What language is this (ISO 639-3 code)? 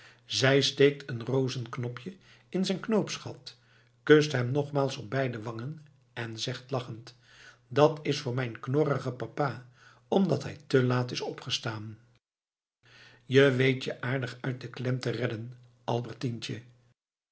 nld